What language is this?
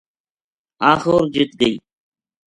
Gujari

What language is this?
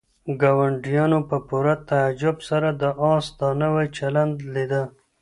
Pashto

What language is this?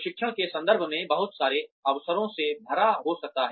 Hindi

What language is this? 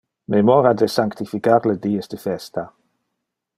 Interlingua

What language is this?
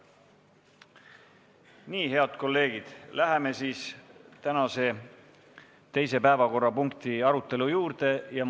Estonian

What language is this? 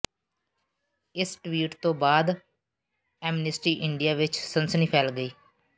Punjabi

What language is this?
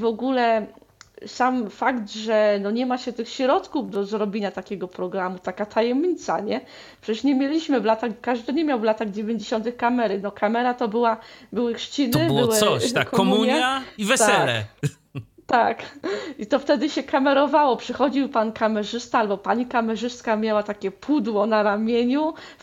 Polish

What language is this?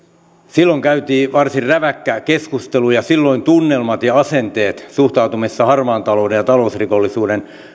Finnish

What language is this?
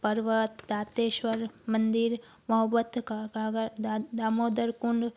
Sindhi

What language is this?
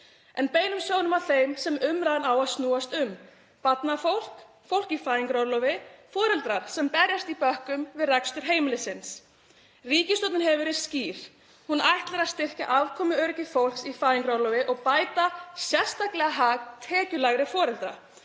Icelandic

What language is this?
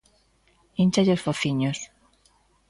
Galician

